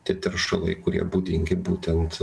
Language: Lithuanian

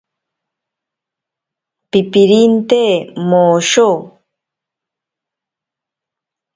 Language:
Ashéninka Perené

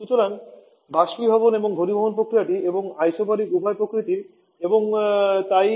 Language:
Bangla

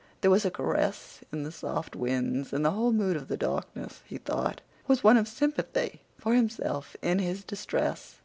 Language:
English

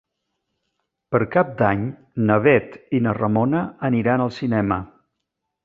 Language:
Catalan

